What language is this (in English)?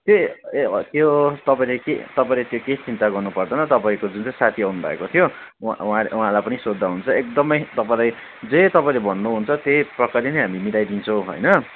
Nepali